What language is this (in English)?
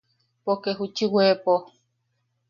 Yaqui